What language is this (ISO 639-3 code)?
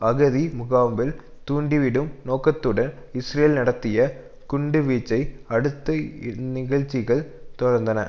tam